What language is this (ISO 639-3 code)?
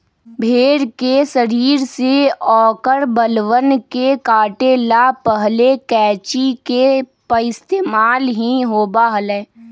mag